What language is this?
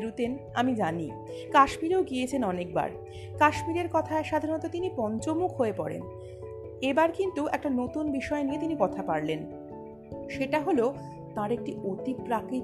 Bangla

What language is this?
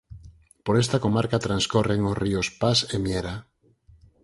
Galician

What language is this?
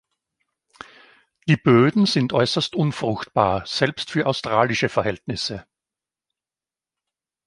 German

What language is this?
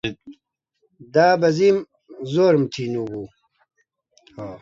Central Kurdish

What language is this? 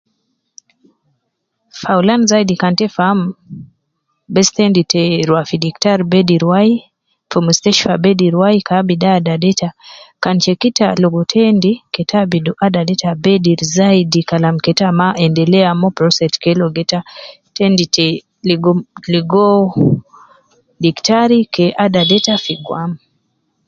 Nubi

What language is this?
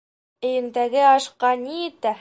Bashkir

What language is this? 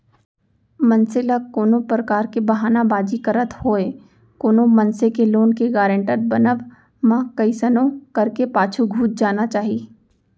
Chhattisgarhi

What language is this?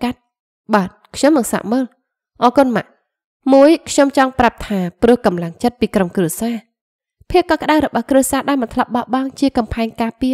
Vietnamese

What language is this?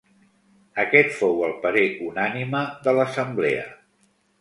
Catalan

